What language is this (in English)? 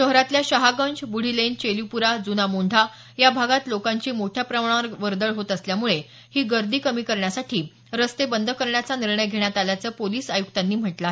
Marathi